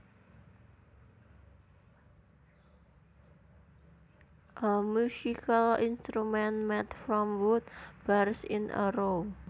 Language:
Javanese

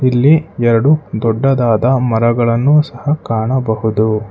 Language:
Kannada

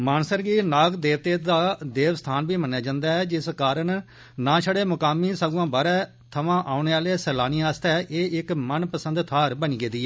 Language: Dogri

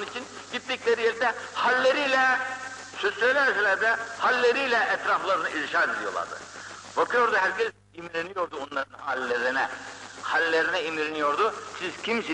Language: Turkish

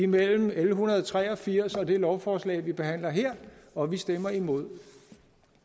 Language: Danish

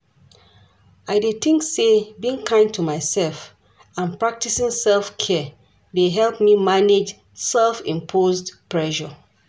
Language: Nigerian Pidgin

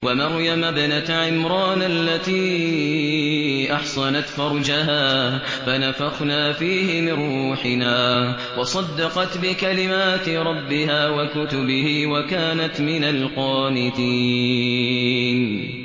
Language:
Arabic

